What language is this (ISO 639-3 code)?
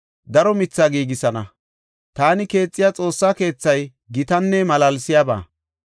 gof